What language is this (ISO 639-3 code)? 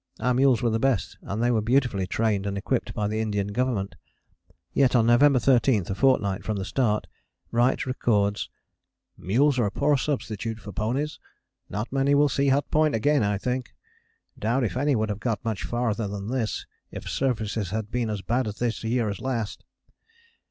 eng